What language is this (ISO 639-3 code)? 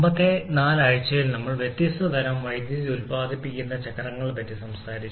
mal